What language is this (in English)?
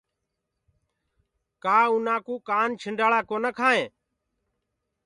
Gurgula